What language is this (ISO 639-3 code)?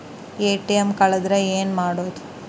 kan